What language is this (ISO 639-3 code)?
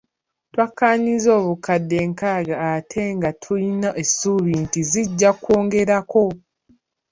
lug